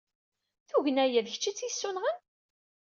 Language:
Kabyle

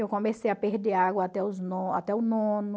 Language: Portuguese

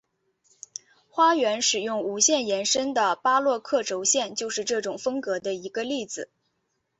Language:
Chinese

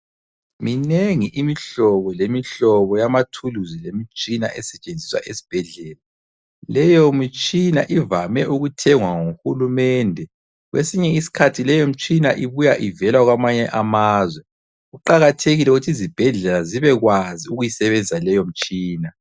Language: North Ndebele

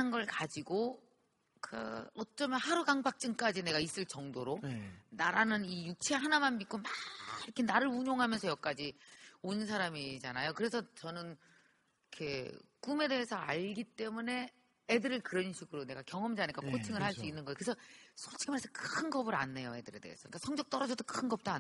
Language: Korean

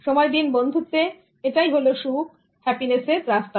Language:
Bangla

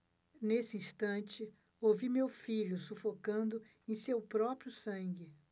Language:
Portuguese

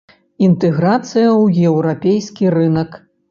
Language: Belarusian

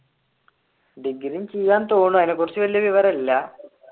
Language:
Malayalam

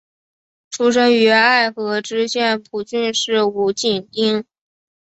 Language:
Chinese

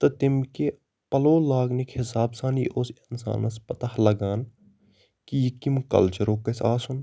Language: Kashmiri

